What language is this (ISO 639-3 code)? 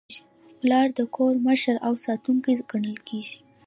pus